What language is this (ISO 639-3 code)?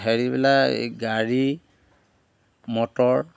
asm